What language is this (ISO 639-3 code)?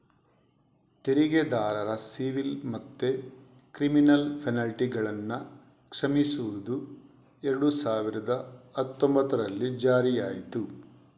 kan